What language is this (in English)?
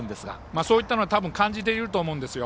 Japanese